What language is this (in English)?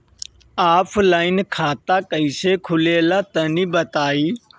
Bhojpuri